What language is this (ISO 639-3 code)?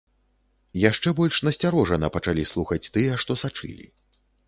bel